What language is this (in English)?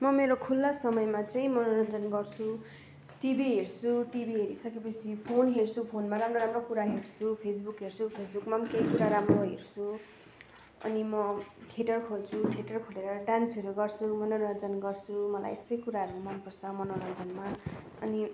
Nepali